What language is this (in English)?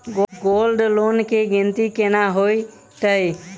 Maithili